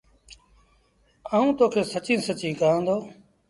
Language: Sindhi Bhil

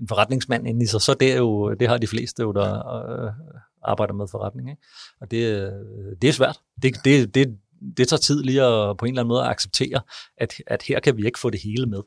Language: Danish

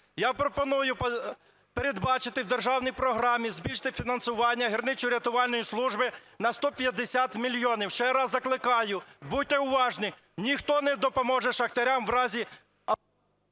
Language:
Ukrainian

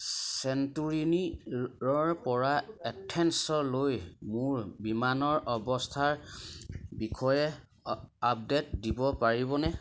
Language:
Assamese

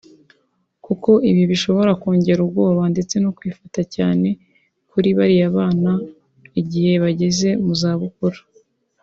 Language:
Kinyarwanda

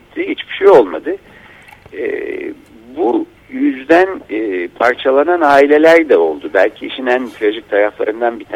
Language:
Turkish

